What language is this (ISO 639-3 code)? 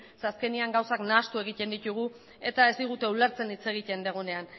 eus